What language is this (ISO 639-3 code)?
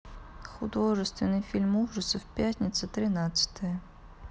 rus